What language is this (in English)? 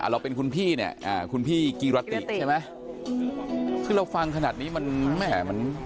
Thai